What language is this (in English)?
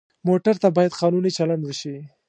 Pashto